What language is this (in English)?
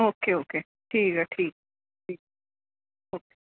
Punjabi